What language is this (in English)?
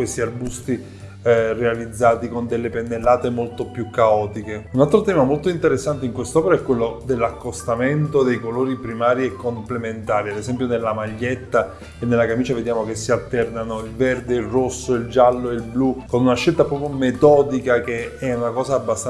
Italian